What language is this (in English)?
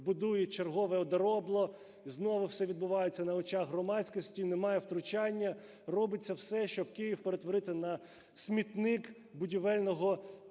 Ukrainian